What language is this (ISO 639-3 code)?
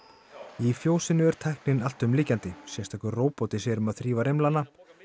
isl